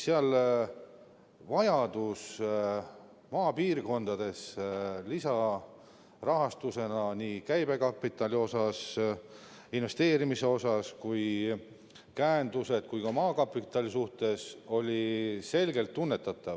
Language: Estonian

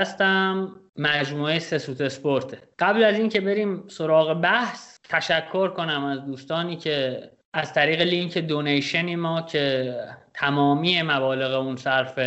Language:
Persian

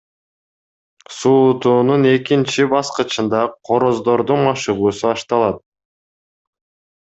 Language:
Kyrgyz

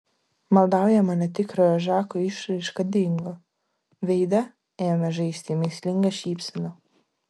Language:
Lithuanian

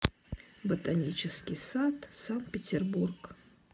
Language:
Russian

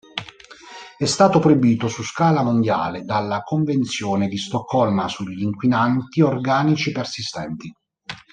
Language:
Italian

